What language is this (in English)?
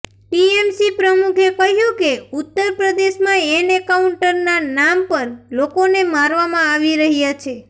Gujarati